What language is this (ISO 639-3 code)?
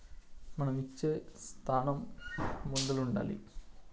tel